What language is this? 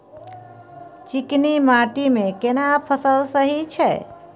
Maithili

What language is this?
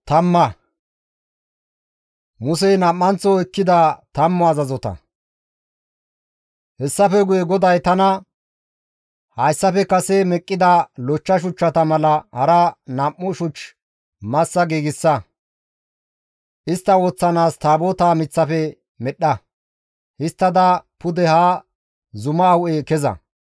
Gamo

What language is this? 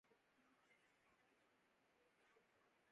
Urdu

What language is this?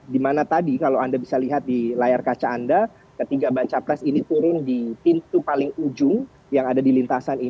Indonesian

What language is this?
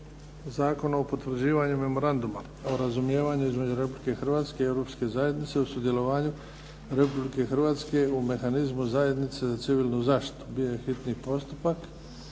Croatian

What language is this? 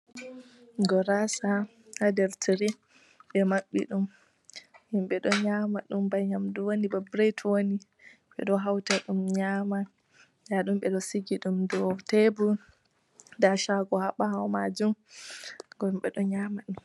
Fula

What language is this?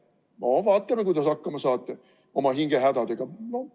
Estonian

